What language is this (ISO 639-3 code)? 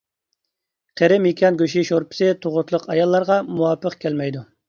uig